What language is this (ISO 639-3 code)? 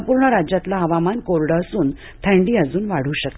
mar